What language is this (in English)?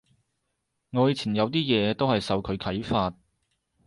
Cantonese